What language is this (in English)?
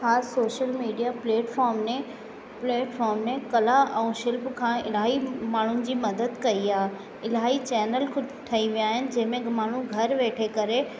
Sindhi